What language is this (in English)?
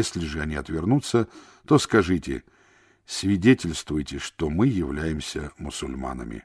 Russian